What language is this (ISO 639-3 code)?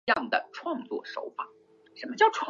zho